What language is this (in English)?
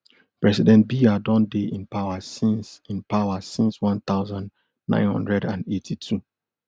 Nigerian Pidgin